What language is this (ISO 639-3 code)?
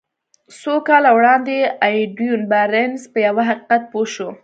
pus